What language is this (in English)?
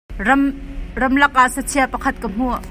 Hakha Chin